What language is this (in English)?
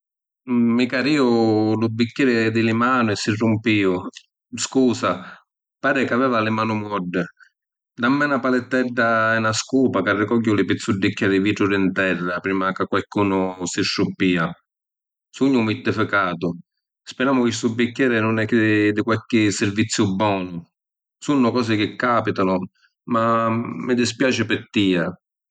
Sicilian